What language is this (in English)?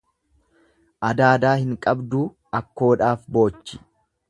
Oromo